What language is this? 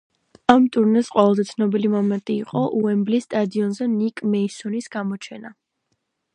Georgian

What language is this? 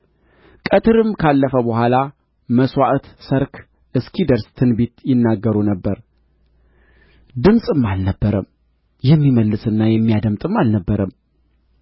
Amharic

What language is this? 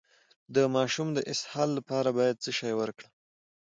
Pashto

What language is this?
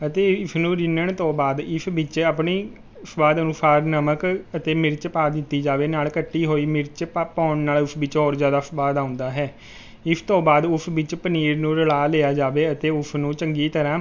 Punjabi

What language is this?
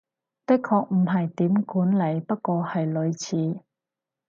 Cantonese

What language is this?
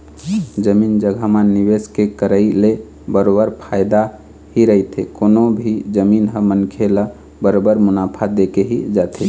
Chhattisgarhi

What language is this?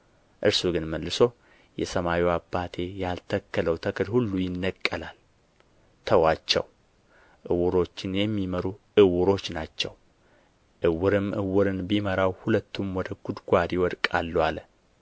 Amharic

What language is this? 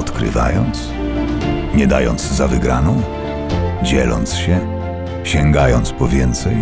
Polish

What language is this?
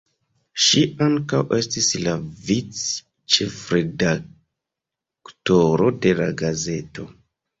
Esperanto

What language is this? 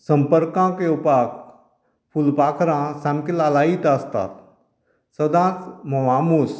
Konkani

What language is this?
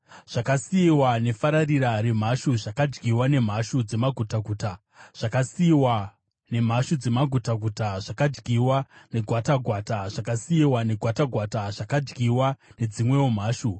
Shona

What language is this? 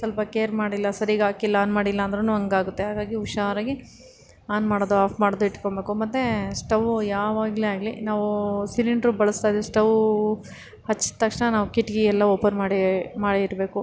Kannada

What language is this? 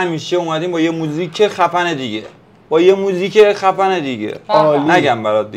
Persian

